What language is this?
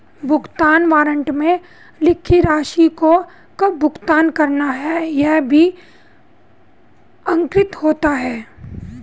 Hindi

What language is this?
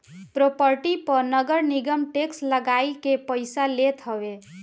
Bhojpuri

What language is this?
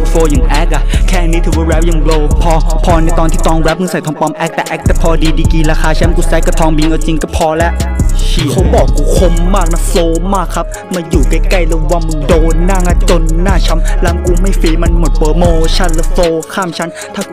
Thai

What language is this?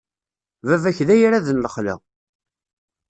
Kabyle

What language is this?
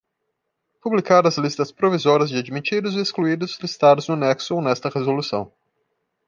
Portuguese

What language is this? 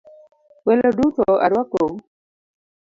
Luo (Kenya and Tanzania)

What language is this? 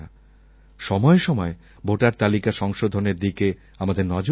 Bangla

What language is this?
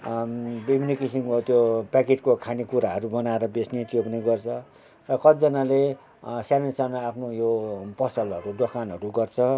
Nepali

